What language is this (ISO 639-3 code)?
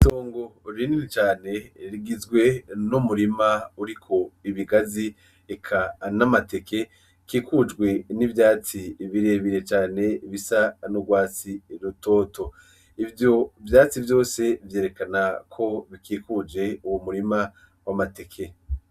run